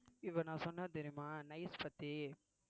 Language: Tamil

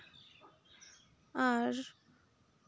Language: Santali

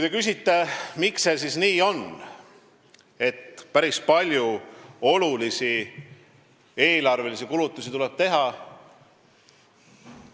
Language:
Estonian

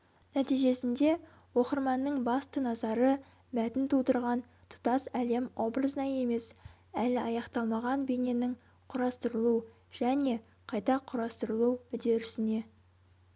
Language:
Kazakh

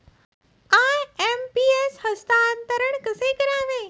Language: Marathi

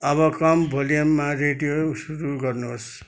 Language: Nepali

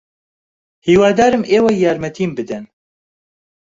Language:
Central Kurdish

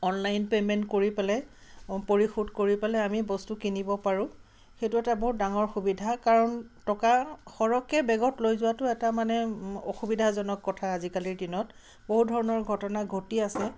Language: Assamese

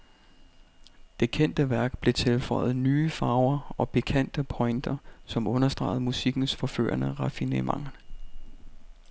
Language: Danish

